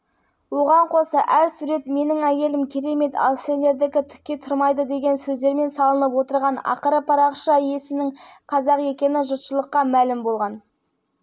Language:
Kazakh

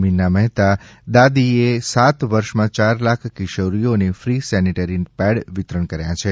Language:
Gujarati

